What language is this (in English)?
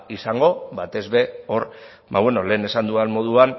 Basque